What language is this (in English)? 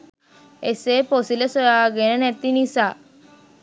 Sinhala